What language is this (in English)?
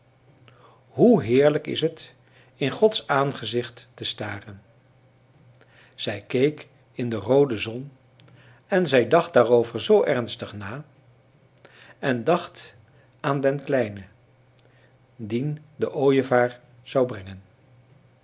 Dutch